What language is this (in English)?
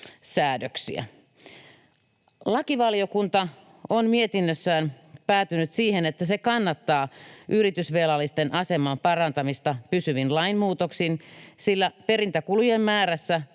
Finnish